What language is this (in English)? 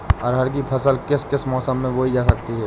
Hindi